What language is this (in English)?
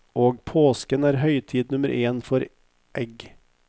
Norwegian